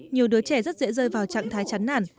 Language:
Vietnamese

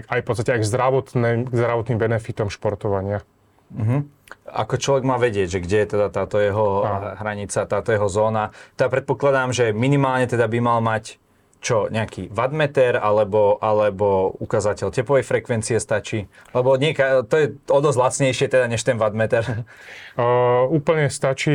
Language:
Slovak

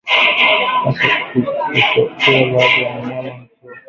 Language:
Swahili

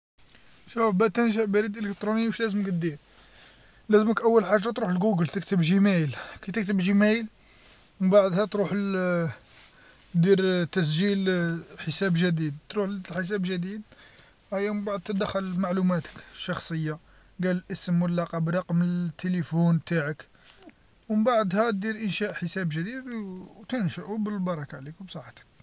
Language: Algerian Arabic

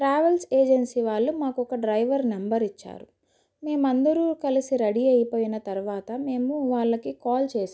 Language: Telugu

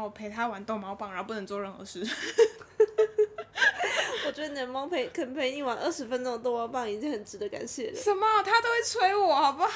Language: Chinese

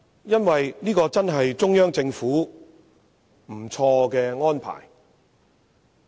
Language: Cantonese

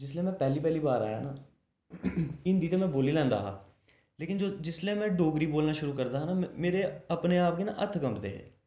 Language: Dogri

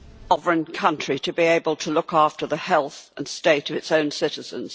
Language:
English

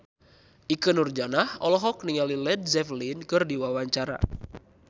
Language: Sundanese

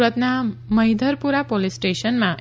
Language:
Gujarati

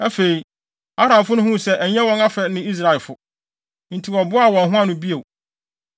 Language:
Akan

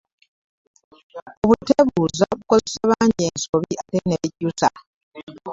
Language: Ganda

